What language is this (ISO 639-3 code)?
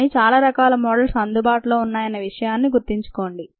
tel